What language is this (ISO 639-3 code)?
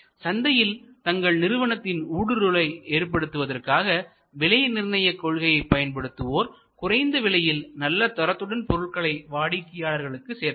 tam